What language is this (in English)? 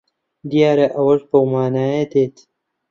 Central Kurdish